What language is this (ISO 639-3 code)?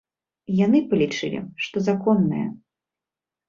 bel